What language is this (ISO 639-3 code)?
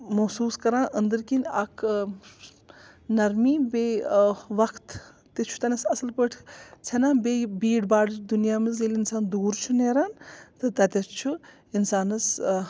kas